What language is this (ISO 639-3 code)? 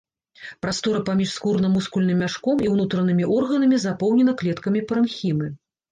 bel